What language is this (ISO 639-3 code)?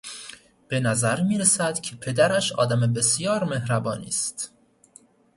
fas